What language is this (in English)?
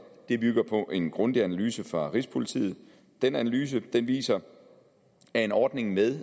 Danish